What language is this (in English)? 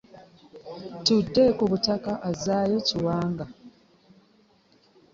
Ganda